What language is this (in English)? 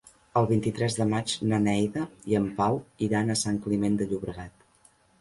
Catalan